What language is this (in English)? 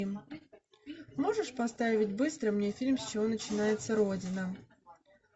Russian